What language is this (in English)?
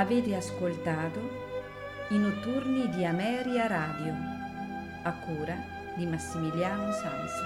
Italian